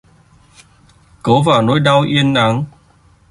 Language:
Vietnamese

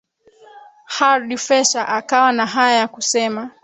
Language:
Swahili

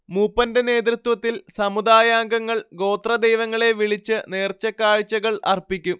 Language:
Malayalam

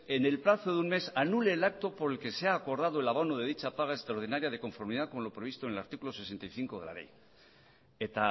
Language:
Spanish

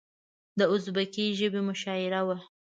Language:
Pashto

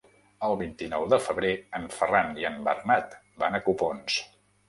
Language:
Catalan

